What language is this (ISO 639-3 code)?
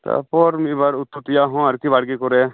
sat